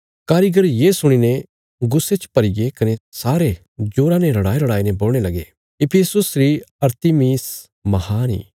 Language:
Bilaspuri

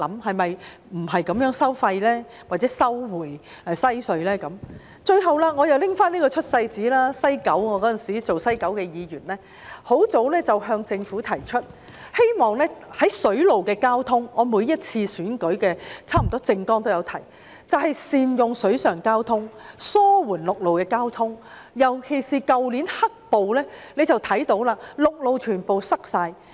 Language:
Cantonese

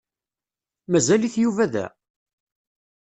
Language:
Kabyle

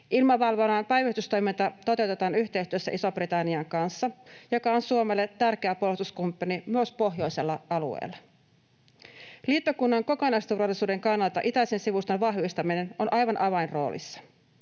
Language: Finnish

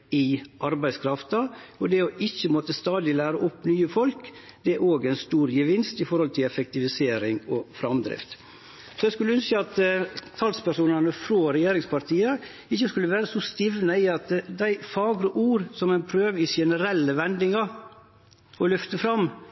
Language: Norwegian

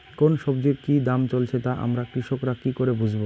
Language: Bangla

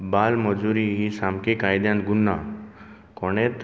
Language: Konkani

